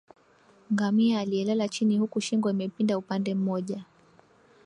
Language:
Swahili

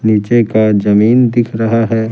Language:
Hindi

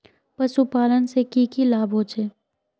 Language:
Magahi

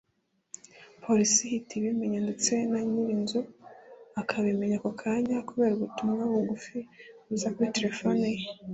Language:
Kinyarwanda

